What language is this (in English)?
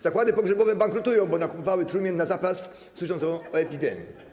Polish